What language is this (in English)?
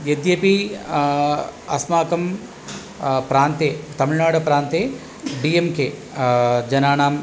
Sanskrit